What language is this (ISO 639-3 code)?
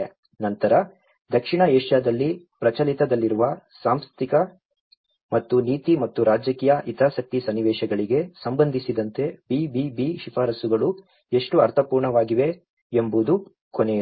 kan